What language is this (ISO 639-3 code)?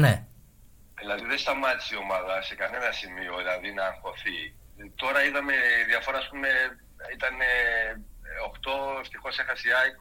ell